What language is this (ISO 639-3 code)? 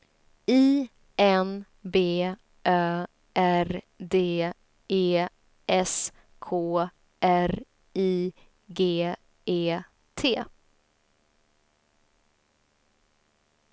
swe